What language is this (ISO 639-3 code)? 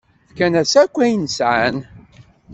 kab